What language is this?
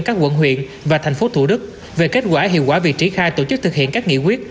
Vietnamese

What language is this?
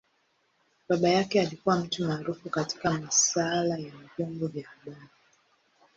Swahili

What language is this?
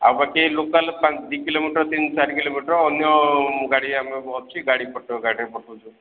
Odia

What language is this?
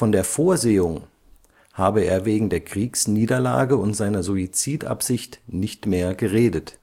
German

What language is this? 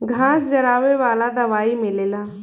Bhojpuri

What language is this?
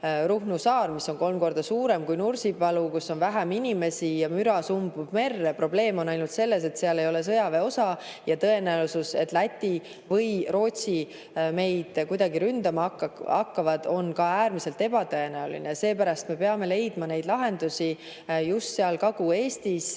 Estonian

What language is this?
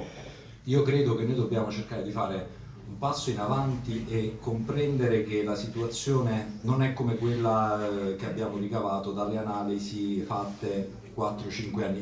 Italian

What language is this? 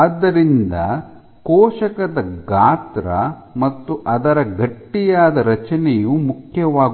Kannada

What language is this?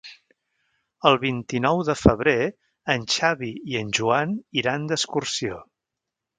Catalan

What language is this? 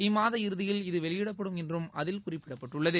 Tamil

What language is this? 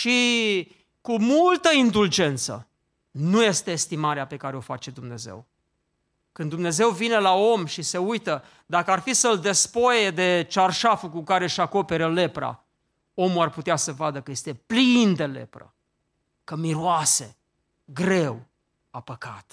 Romanian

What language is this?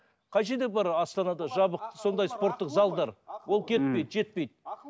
Kazakh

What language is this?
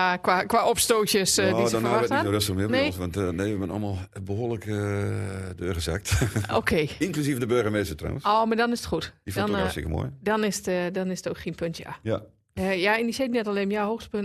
Dutch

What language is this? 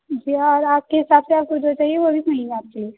Urdu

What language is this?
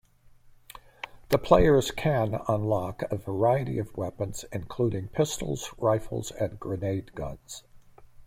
English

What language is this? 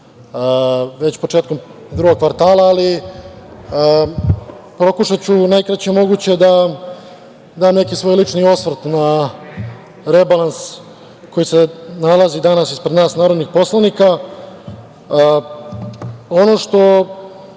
Serbian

